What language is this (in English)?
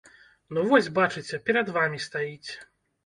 Belarusian